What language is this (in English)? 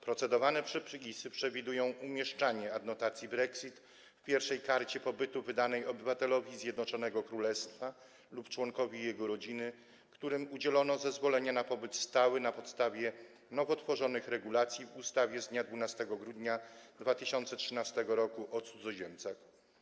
Polish